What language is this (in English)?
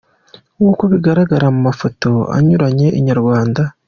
Kinyarwanda